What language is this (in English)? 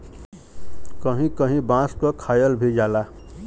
Bhojpuri